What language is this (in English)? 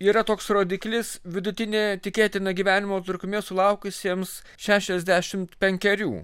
Lithuanian